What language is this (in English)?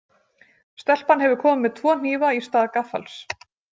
Icelandic